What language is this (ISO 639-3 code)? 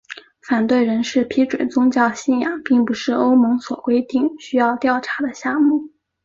zho